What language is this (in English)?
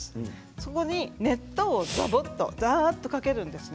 Japanese